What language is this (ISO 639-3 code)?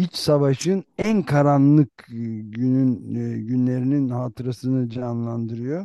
tur